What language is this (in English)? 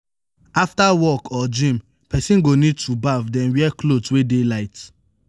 Nigerian Pidgin